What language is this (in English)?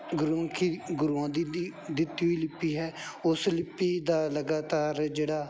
Punjabi